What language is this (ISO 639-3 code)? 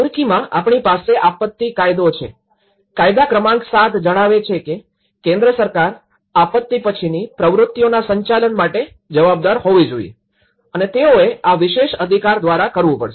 guj